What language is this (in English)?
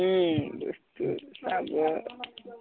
Assamese